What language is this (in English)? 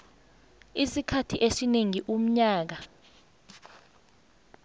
South Ndebele